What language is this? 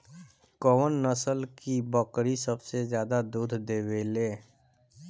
Bhojpuri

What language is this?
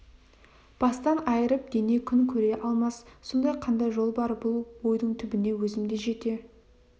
Kazakh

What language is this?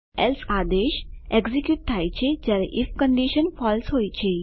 Gujarati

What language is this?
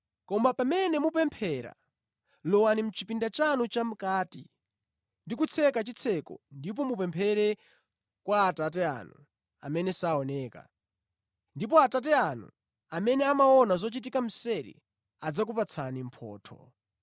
Nyanja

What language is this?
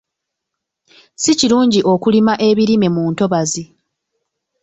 Ganda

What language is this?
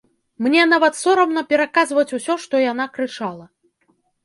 Belarusian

